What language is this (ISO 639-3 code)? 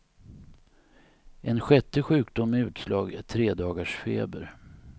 swe